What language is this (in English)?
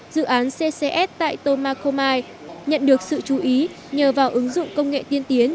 Vietnamese